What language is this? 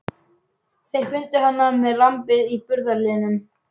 Icelandic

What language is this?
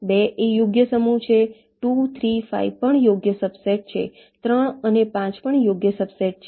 Gujarati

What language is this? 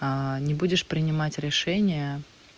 Russian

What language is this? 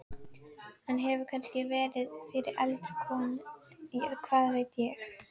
Icelandic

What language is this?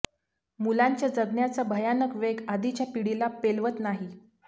Marathi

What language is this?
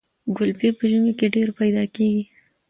Pashto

